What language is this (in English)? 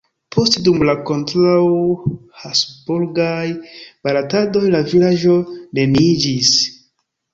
Esperanto